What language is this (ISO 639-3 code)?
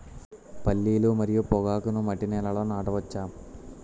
tel